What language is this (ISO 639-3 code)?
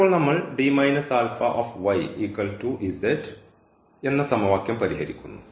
mal